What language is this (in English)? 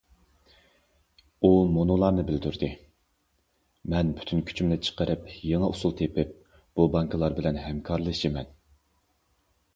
Uyghur